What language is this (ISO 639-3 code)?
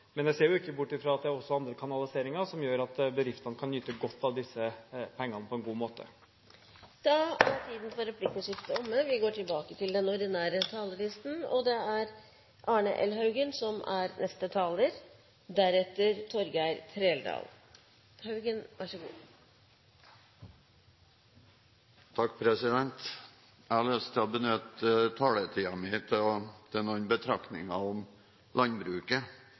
nor